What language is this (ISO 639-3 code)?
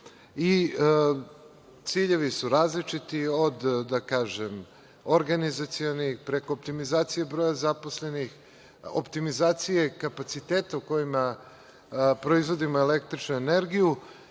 srp